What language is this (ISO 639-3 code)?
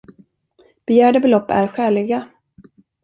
swe